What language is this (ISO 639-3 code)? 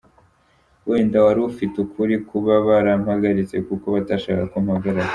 kin